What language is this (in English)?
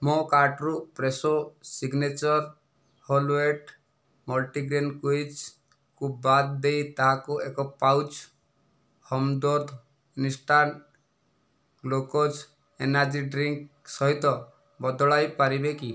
Odia